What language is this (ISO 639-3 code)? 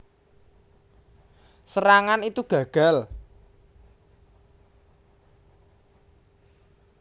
jav